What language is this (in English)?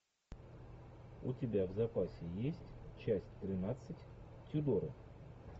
Russian